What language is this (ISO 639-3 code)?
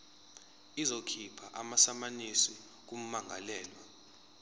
zul